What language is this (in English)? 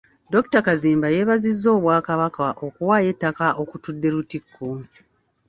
Ganda